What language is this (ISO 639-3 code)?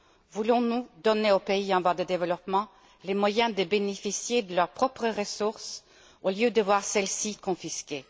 fra